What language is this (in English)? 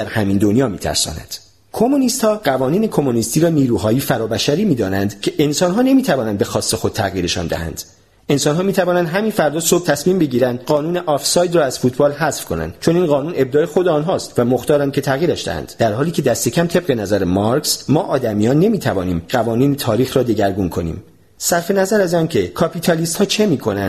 Persian